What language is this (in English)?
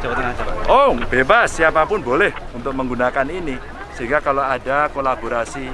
Indonesian